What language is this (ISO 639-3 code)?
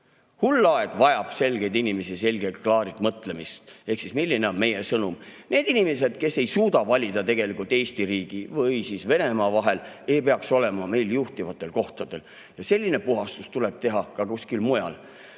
est